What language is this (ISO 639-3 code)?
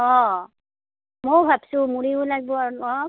asm